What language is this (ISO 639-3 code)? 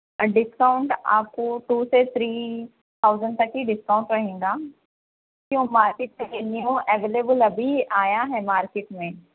urd